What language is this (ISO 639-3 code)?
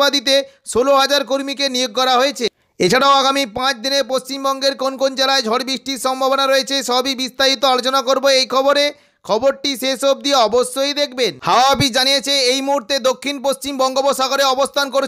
hin